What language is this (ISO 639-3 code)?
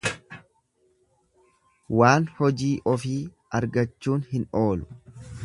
orm